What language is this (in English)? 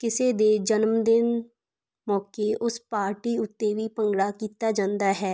Punjabi